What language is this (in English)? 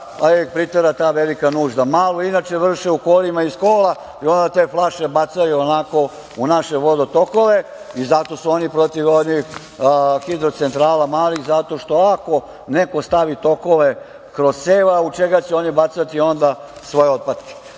Serbian